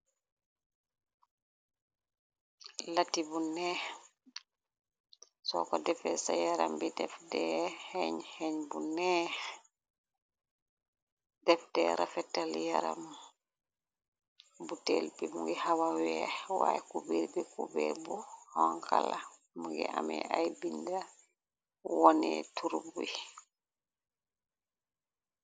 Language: Wolof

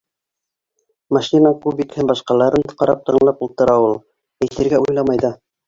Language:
Bashkir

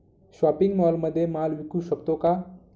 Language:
Marathi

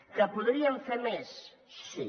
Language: Catalan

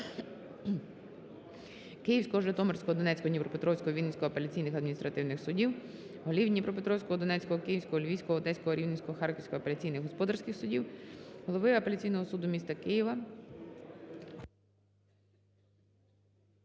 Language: Ukrainian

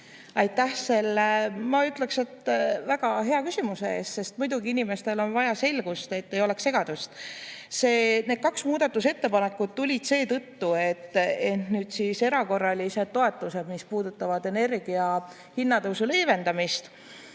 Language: Estonian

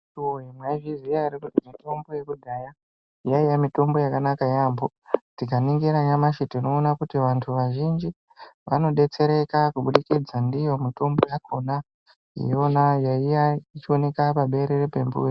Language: Ndau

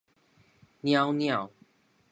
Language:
Min Nan Chinese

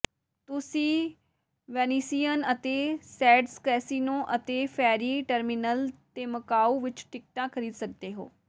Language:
Punjabi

